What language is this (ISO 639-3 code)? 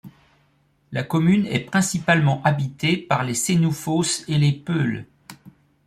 fra